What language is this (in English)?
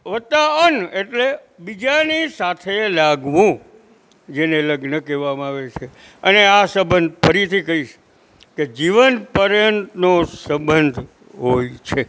Gujarati